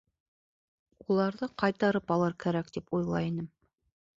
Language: Bashkir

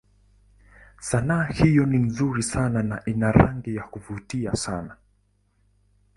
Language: Swahili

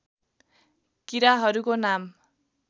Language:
Nepali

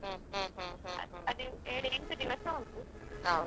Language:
Kannada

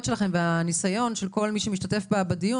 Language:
Hebrew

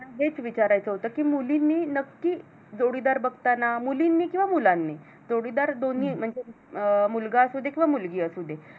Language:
Marathi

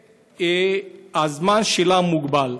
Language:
Hebrew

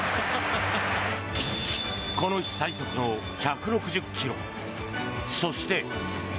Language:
Japanese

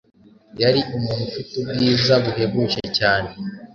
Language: Kinyarwanda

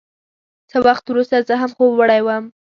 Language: Pashto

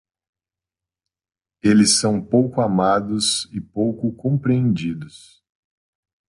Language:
Portuguese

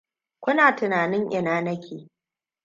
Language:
Hausa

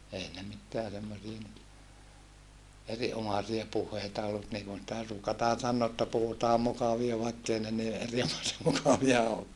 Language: Finnish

